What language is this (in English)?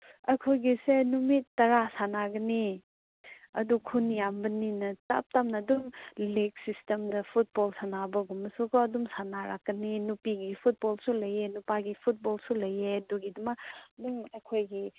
Manipuri